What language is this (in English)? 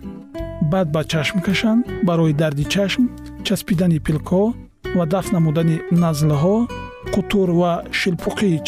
Persian